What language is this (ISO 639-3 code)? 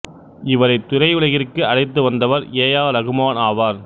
tam